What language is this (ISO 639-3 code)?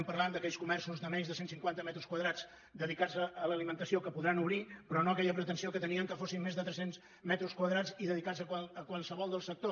cat